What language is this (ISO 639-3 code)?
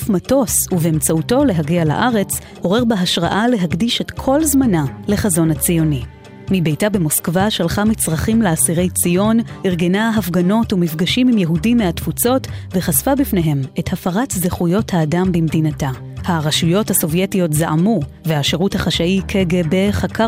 heb